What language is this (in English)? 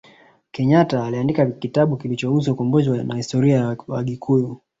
Swahili